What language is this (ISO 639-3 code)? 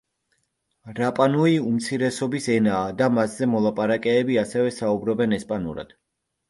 kat